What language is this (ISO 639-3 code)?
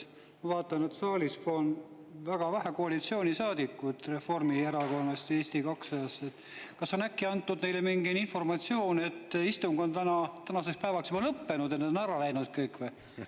est